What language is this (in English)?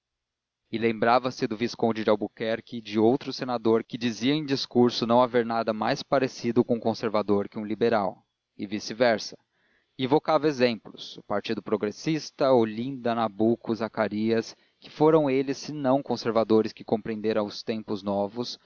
Portuguese